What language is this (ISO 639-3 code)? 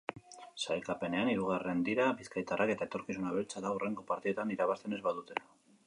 eus